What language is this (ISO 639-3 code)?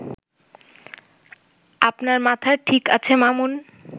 ben